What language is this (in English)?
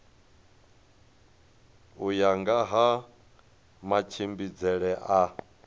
Venda